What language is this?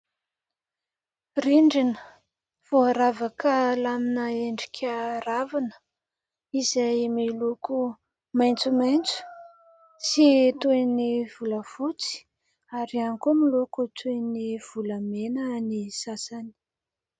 Malagasy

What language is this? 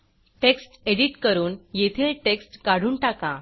Marathi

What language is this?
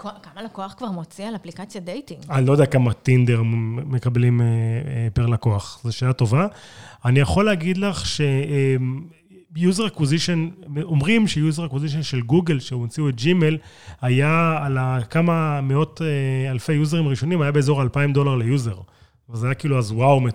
Hebrew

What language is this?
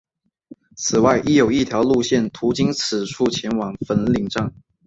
Chinese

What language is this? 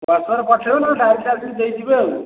Odia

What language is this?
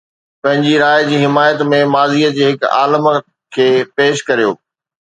Sindhi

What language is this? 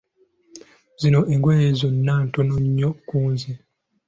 Ganda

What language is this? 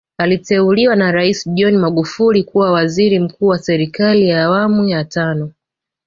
Swahili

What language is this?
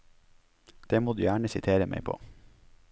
Norwegian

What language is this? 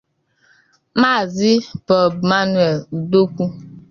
Igbo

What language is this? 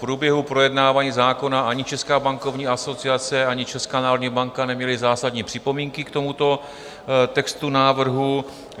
Czech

